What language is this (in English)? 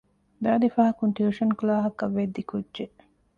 Divehi